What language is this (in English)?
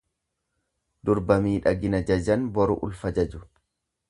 Oromo